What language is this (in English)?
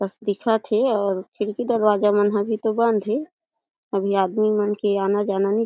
Chhattisgarhi